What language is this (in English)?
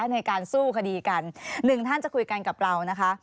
Thai